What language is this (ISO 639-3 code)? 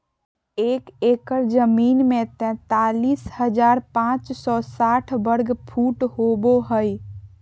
mag